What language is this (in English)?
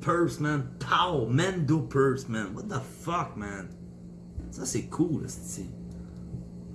French